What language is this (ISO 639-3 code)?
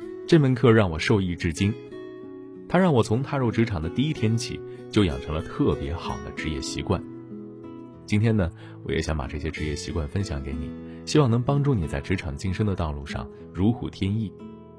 zho